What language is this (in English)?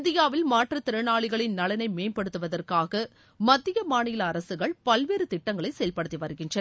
Tamil